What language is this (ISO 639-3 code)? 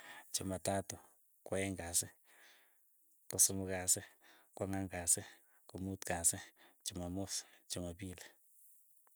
eyo